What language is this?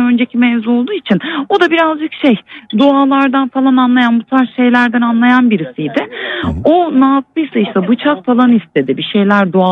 Turkish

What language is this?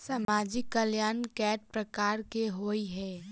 Maithili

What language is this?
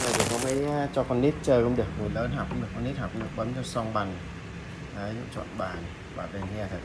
Vietnamese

